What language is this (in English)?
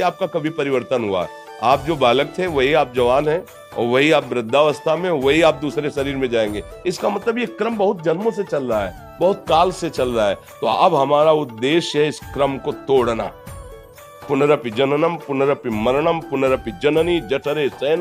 Hindi